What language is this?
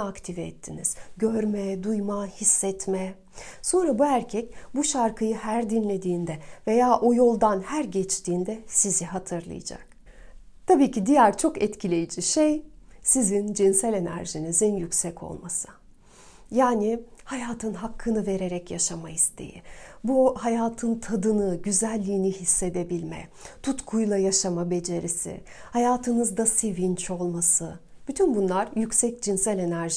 Turkish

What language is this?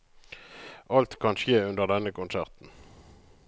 Norwegian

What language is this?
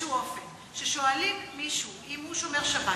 Hebrew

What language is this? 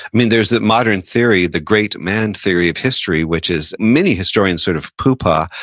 English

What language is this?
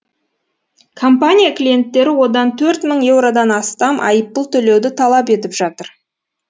Kazakh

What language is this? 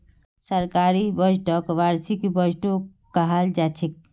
Magahi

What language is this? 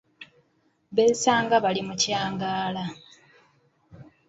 Ganda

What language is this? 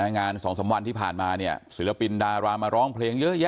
Thai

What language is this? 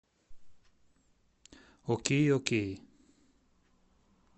Russian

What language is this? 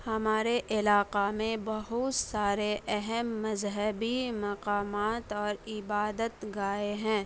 Urdu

